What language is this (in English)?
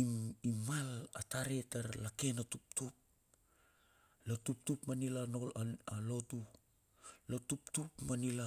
Bilur